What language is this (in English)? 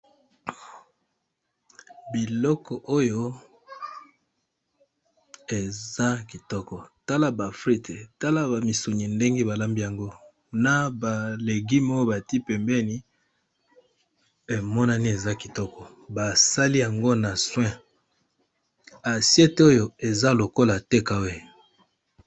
Lingala